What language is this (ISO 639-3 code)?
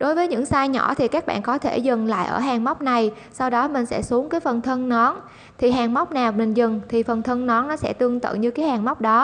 vie